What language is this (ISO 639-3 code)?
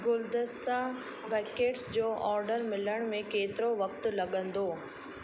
snd